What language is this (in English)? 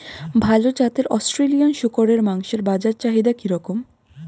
Bangla